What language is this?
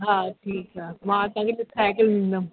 Sindhi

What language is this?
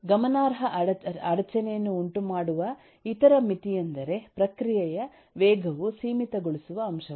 Kannada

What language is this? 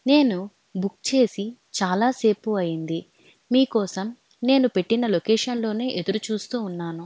Telugu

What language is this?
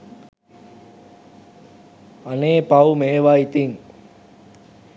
Sinhala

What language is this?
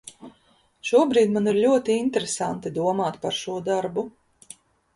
Latvian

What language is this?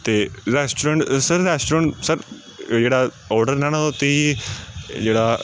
Punjabi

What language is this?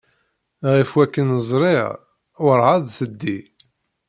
Kabyle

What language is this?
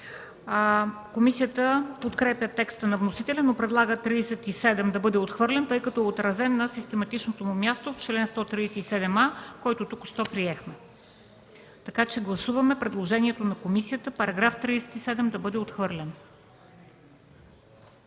Bulgarian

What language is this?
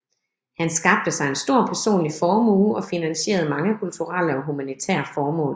Danish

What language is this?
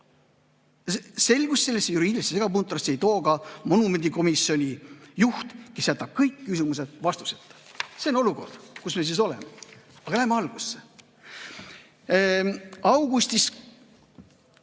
Estonian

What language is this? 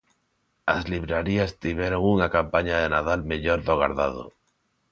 Galician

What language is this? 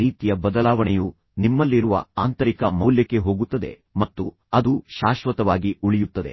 Kannada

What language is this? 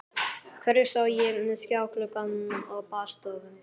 Icelandic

